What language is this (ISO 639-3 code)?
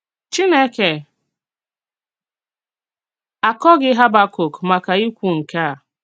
ibo